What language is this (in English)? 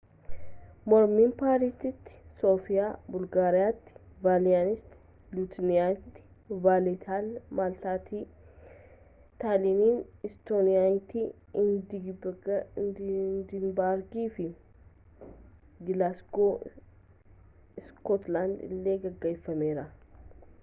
Oromo